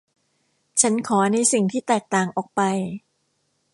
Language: Thai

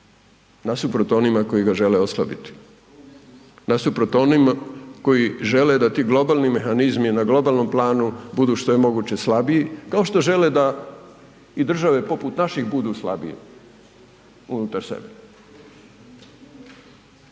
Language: Croatian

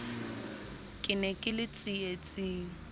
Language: Southern Sotho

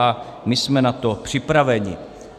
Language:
Czech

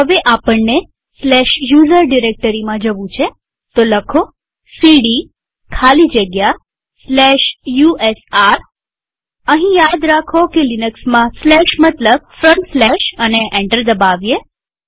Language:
Gujarati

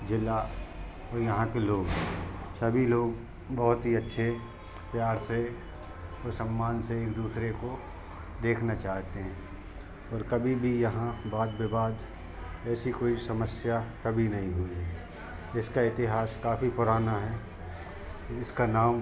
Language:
Hindi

